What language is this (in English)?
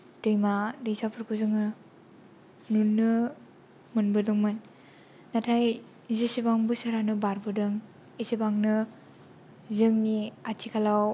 Bodo